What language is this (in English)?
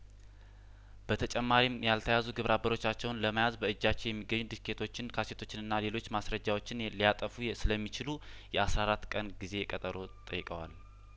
Amharic